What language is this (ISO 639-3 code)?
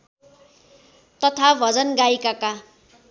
nep